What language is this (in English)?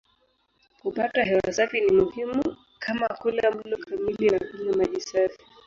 Swahili